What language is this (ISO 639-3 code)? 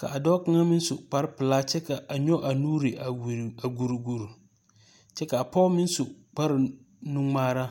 dga